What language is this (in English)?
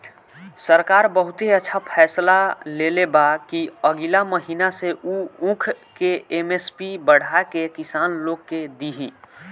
Bhojpuri